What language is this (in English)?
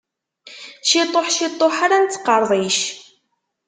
Kabyle